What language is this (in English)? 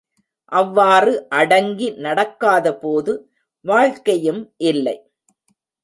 Tamil